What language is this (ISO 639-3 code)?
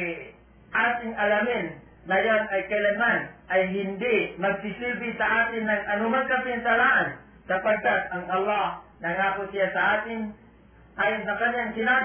fil